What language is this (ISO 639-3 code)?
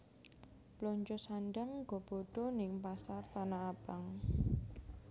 jav